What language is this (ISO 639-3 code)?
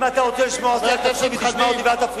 heb